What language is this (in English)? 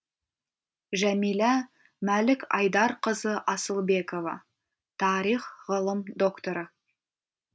Kazakh